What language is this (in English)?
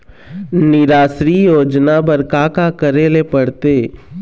Chhattisgarhi